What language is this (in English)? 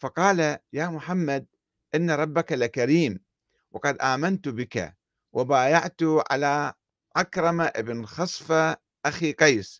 Arabic